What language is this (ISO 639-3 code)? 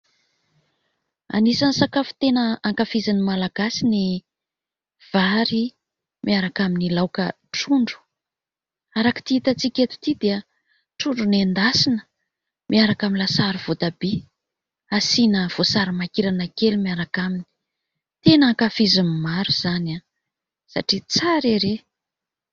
mlg